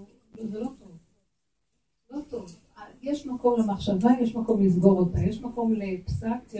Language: Hebrew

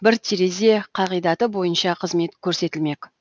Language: Kazakh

